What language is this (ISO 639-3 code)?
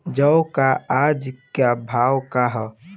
bho